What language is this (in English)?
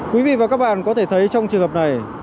Vietnamese